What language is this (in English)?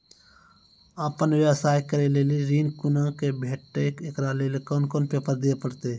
Maithili